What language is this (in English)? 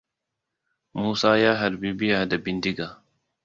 Hausa